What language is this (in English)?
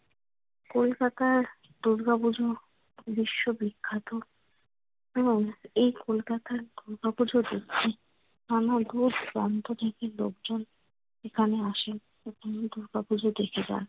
Bangla